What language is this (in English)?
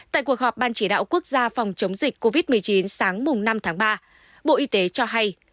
Vietnamese